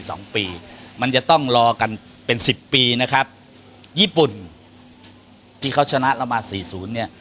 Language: Thai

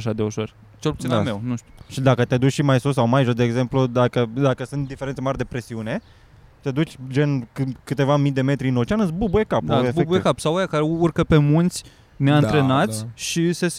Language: Romanian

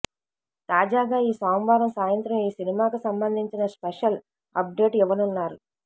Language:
Telugu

